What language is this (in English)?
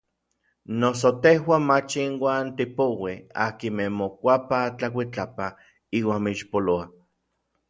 Orizaba Nahuatl